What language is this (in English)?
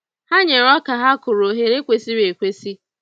Igbo